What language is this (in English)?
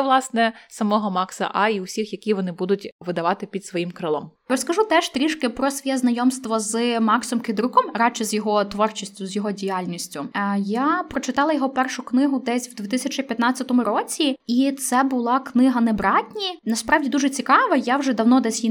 Ukrainian